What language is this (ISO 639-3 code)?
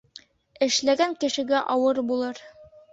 bak